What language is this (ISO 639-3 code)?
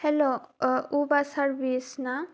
brx